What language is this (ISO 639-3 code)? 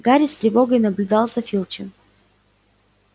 rus